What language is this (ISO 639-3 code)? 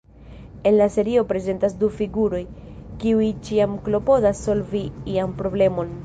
epo